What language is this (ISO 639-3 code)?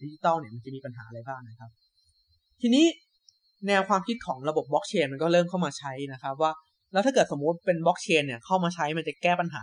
tha